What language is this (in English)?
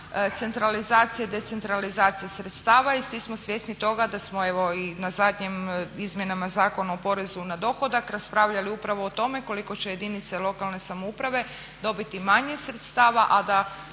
Croatian